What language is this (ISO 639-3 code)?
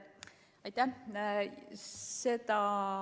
est